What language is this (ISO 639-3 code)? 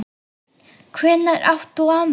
isl